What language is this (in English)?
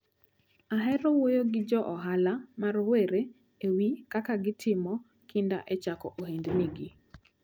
Luo (Kenya and Tanzania)